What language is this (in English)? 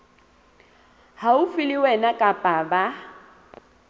Southern Sotho